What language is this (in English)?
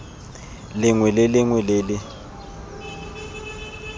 Tswana